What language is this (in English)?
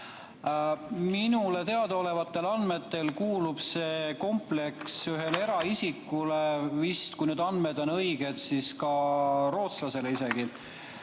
Estonian